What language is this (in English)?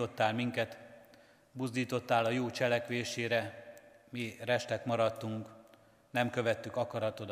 Hungarian